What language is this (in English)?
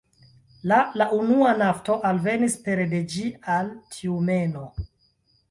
Esperanto